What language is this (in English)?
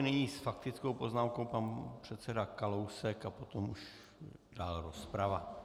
Czech